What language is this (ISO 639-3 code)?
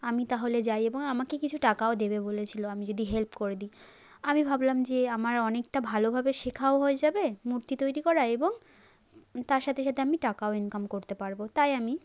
ben